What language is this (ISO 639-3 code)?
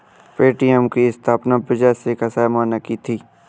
hin